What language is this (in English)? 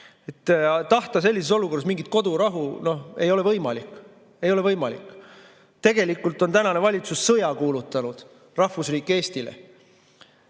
Estonian